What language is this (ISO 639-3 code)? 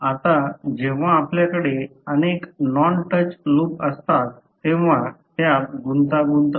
mar